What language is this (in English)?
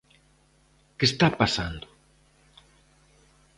Galician